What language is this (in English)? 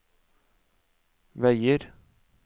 Norwegian